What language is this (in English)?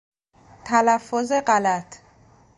Persian